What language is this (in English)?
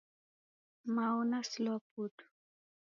Taita